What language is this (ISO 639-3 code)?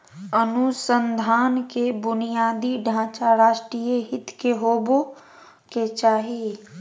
mag